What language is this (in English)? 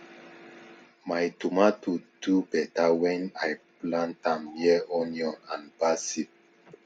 Nigerian Pidgin